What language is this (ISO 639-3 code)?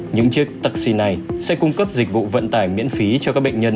vie